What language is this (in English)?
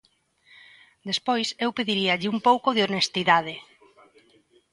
Galician